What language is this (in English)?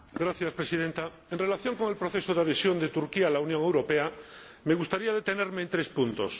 Spanish